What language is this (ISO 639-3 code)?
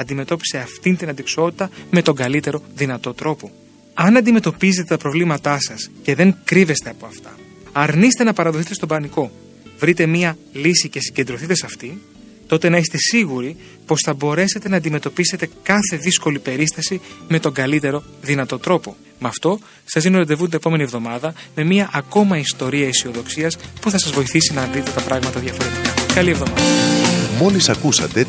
ell